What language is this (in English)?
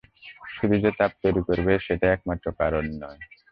Bangla